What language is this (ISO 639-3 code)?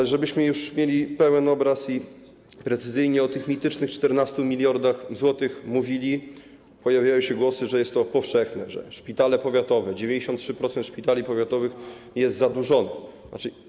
pol